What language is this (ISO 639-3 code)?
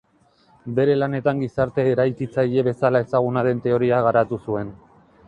eus